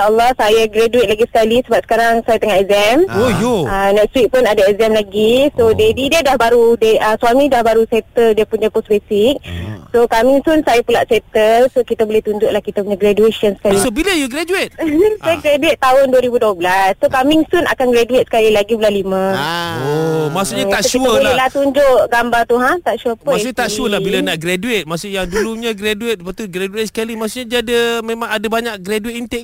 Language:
Malay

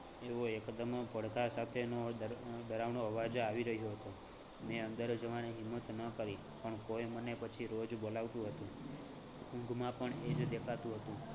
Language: Gujarati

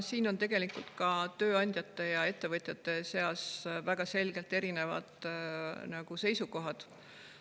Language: Estonian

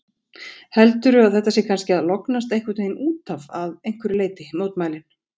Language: Icelandic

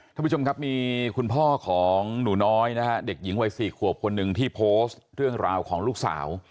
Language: Thai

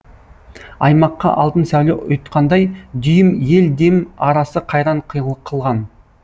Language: Kazakh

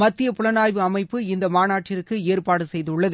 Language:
Tamil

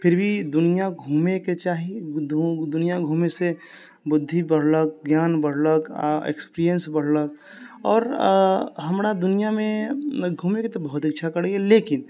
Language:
Maithili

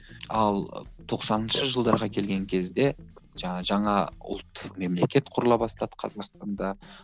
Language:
Kazakh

